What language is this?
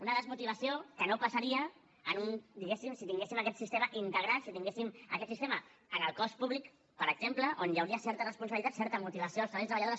Catalan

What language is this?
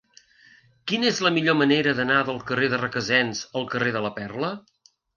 Catalan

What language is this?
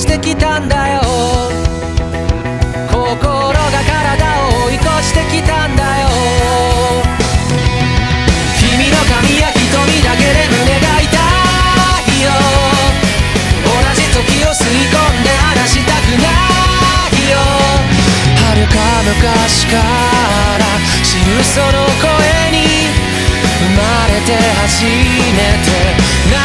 Korean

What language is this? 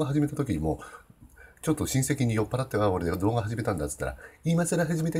Japanese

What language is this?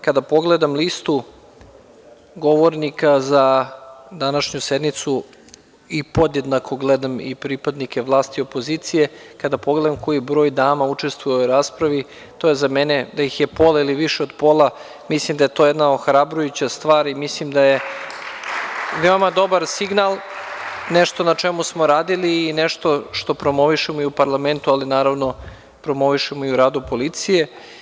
Serbian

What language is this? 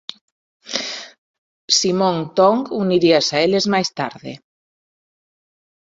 Galician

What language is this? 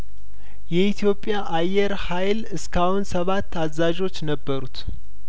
Amharic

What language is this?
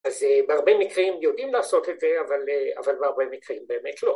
Hebrew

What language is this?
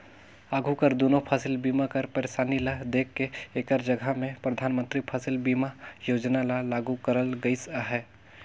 Chhattisgarhi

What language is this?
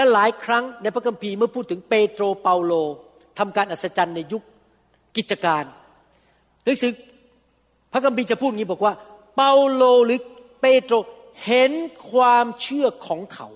Thai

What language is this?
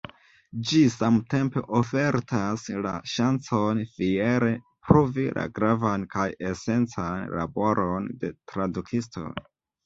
Esperanto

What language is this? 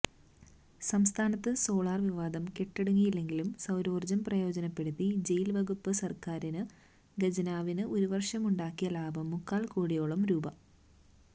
Malayalam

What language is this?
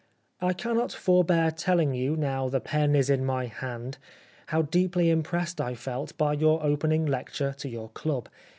English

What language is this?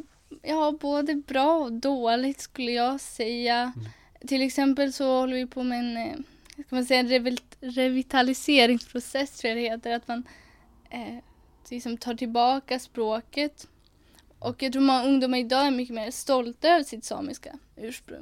Swedish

